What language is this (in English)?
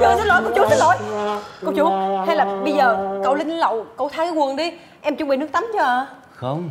Vietnamese